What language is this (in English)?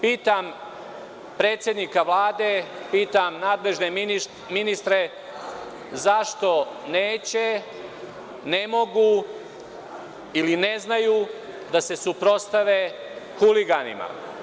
Serbian